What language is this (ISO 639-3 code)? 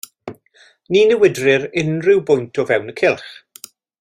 cym